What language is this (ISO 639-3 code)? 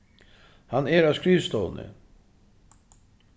fao